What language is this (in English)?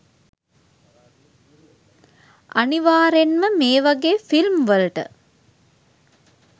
Sinhala